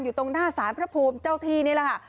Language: Thai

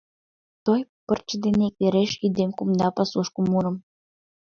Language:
Mari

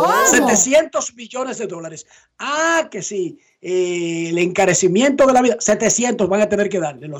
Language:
Spanish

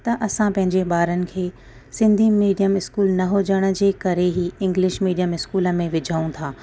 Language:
Sindhi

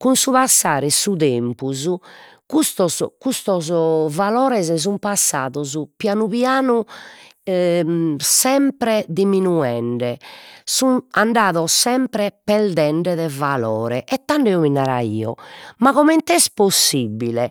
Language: Sardinian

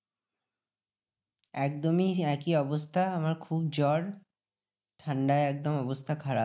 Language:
Bangla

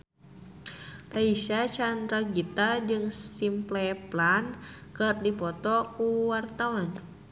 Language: Sundanese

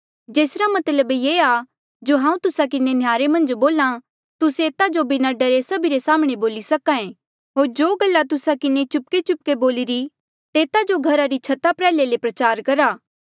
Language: Mandeali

